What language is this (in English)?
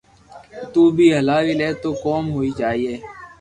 Loarki